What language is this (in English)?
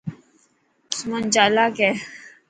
Dhatki